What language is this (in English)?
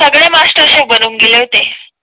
Marathi